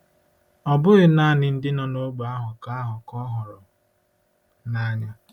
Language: Igbo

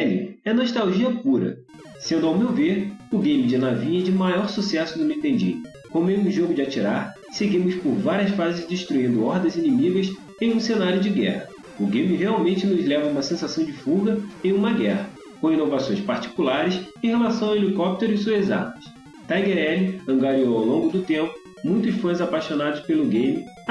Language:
Portuguese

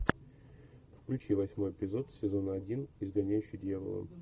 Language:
Russian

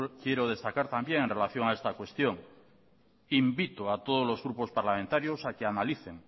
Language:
Spanish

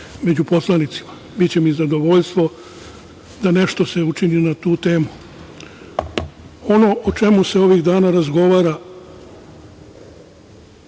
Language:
Serbian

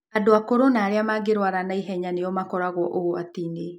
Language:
Kikuyu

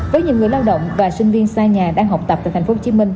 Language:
Vietnamese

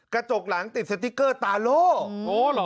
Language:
Thai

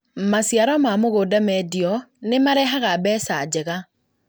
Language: Kikuyu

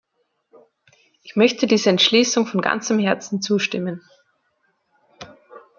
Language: German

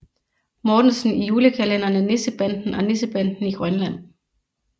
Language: Danish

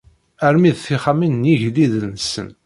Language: Kabyle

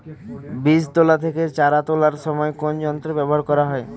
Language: Bangla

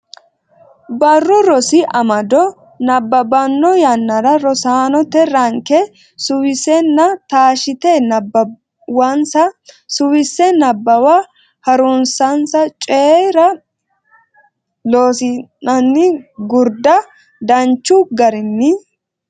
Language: Sidamo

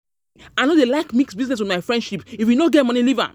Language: Nigerian Pidgin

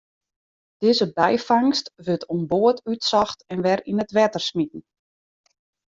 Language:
Western Frisian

